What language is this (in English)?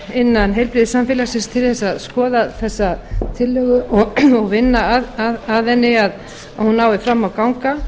Icelandic